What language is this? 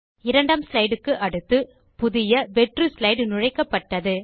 Tamil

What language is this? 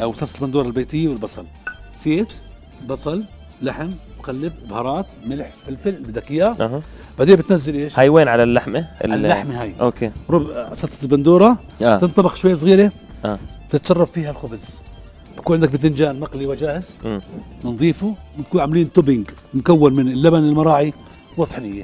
Arabic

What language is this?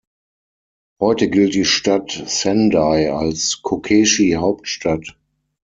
German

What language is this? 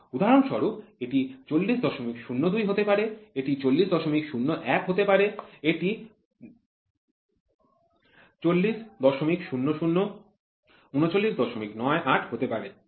Bangla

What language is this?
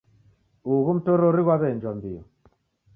Taita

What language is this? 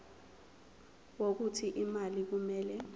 Zulu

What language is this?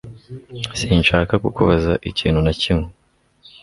Kinyarwanda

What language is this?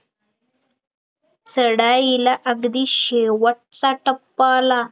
Marathi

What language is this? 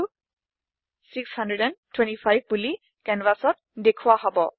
Assamese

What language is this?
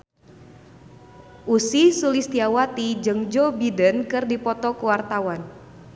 Sundanese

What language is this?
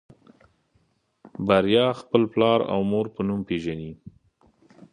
Pashto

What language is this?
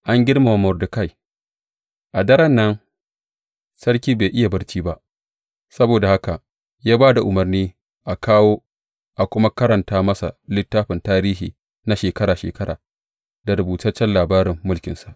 Hausa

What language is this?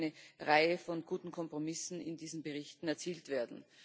German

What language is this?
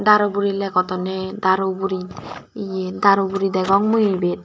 Chakma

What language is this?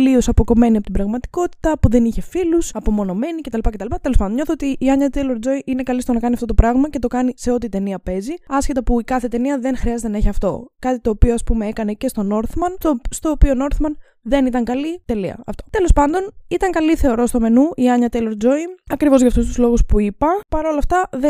Greek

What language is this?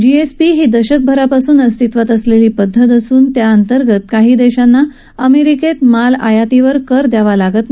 Marathi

